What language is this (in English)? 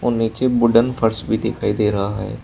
Hindi